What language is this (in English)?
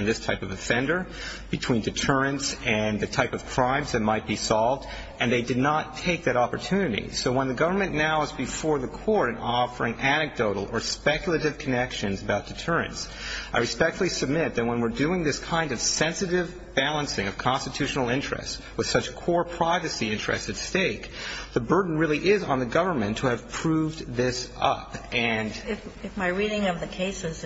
English